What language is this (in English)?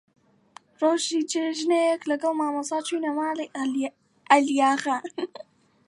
Central Kurdish